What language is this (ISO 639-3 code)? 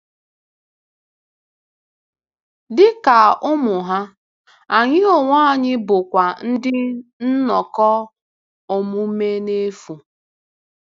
ibo